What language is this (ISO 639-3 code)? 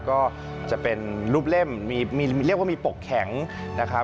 tha